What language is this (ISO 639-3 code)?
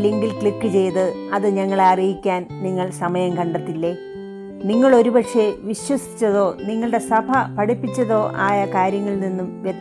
mal